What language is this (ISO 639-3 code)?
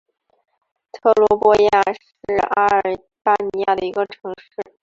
zho